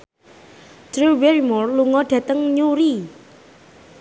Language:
Javanese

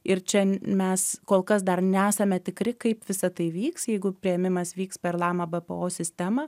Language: Lithuanian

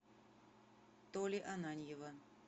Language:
Russian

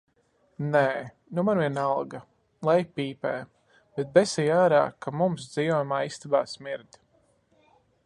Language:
Latvian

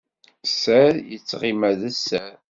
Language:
Kabyle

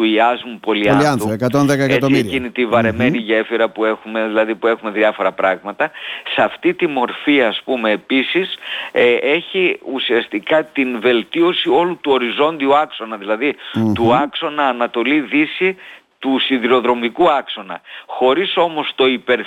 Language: Greek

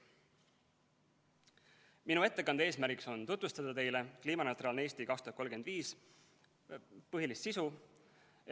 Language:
Estonian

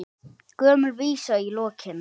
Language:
Icelandic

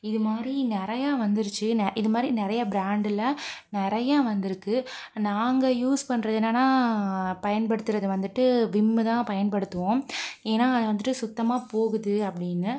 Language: Tamil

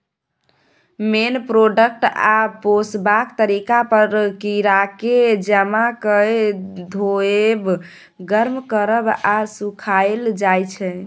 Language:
Maithili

